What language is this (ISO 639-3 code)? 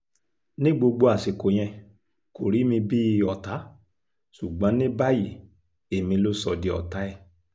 yor